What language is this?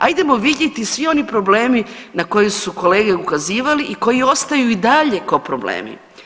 Croatian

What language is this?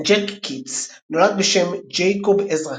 Hebrew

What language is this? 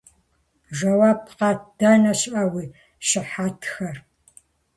Kabardian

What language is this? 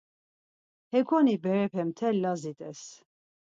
Laz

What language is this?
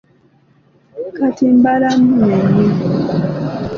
Ganda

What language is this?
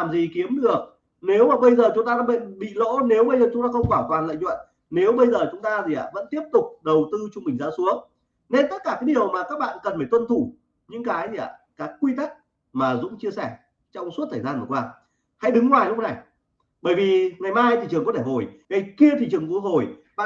Vietnamese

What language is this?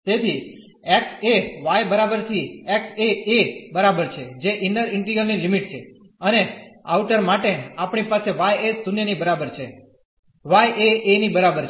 Gujarati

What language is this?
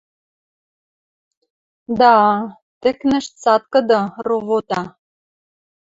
Western Mari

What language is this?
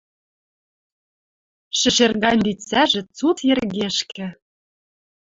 Western Mari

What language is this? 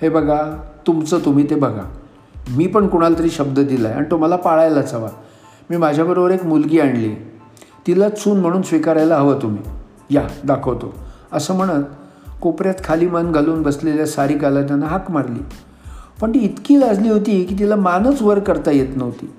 Marathi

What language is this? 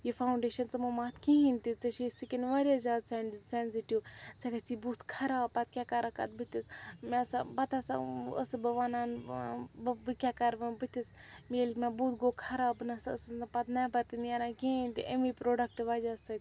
Kashmiri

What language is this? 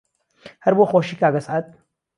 Central Kurdish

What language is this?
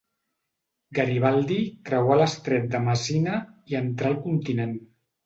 Catalan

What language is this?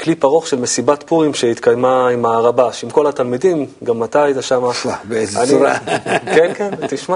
Hebrew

